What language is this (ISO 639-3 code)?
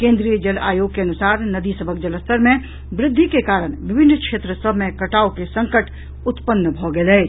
mai